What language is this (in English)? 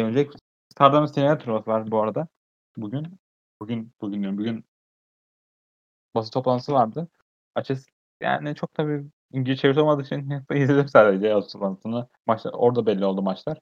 Turkish